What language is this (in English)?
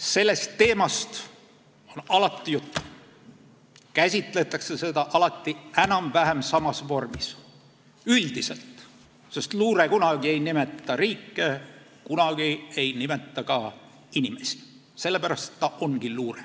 Estonian